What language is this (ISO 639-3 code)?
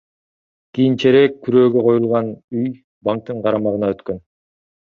kir